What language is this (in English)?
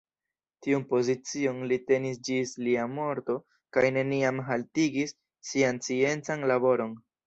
Esperanto